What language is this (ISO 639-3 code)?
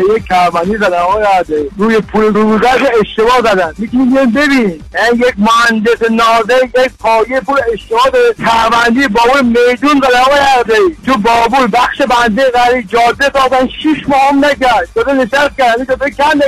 fas